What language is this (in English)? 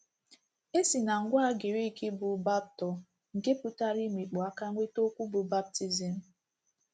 Igbo